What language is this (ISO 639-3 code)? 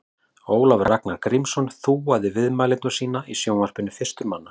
isl